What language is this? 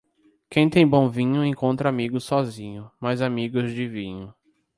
Portuguese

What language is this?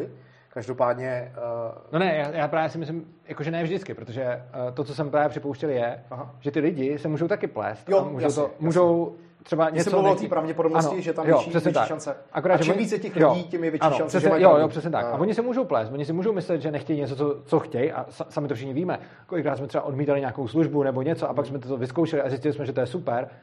Czech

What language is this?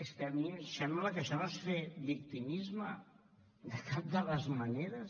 Catalan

